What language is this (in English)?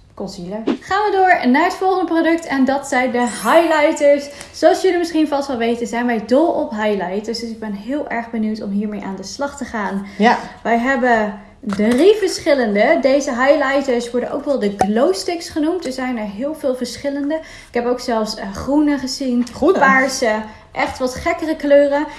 Dutch